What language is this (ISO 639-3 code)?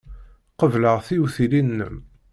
kab